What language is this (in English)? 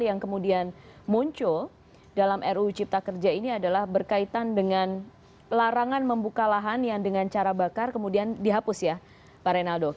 Indonesian